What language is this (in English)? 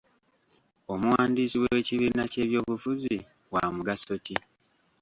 Ganda